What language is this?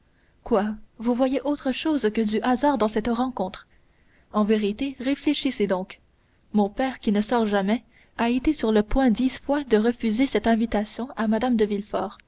French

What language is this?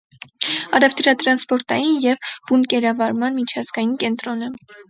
Armenian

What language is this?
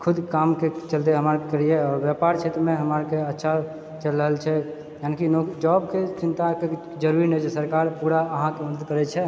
Maithili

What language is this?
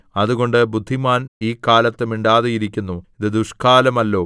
Malayalam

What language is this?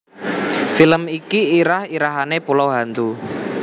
Javanese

